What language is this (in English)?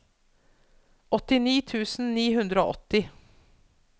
Norwegian